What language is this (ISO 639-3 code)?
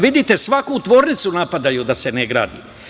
srp